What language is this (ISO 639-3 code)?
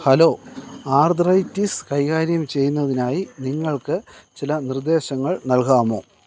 mal